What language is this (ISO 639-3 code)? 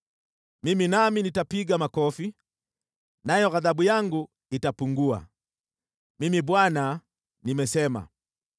swa